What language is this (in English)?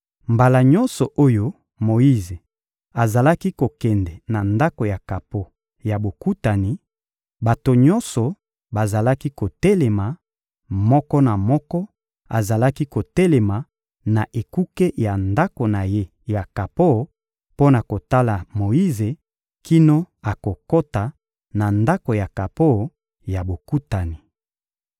Lingala